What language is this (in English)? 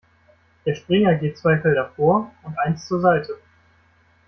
German